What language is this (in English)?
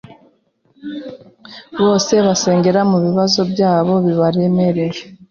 Kinyarwanda